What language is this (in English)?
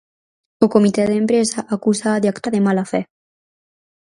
Galician